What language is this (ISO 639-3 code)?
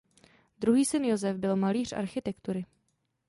ces